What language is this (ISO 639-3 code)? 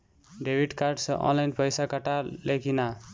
bho